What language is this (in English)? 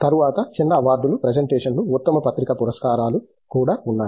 Telugu